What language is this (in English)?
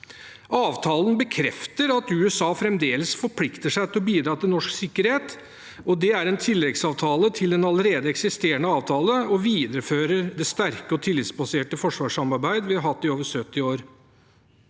Norwegian